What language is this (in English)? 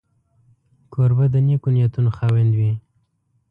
Pashto